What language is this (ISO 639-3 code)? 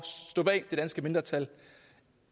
dan